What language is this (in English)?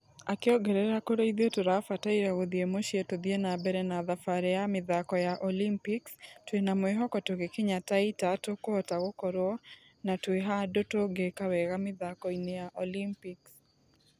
Kikuyu